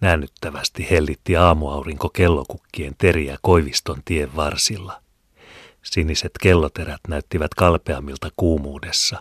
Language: Finnish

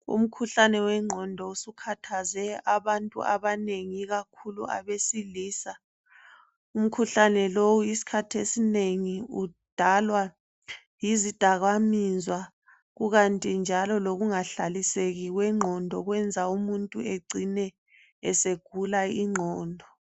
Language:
North Ndebele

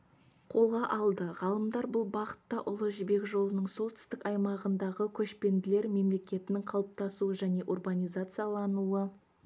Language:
Kazakh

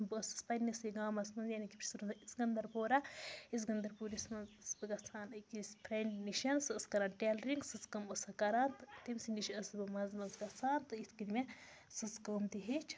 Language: Kashmiri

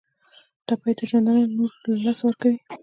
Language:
Pashto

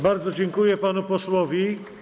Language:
Polish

